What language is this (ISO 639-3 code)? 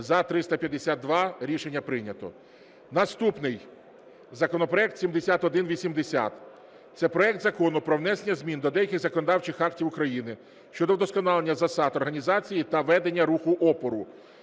ukr